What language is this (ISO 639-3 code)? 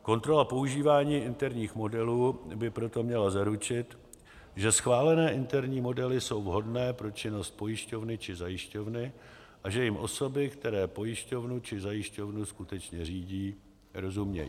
ces